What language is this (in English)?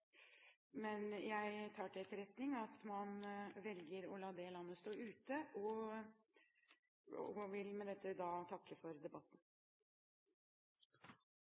Norwegian Bokmål